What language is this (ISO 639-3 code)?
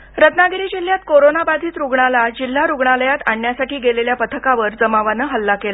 mar